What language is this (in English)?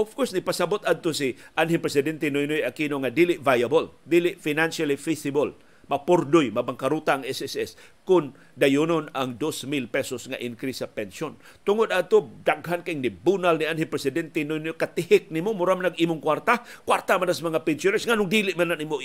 Filipino